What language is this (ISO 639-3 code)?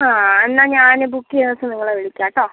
mal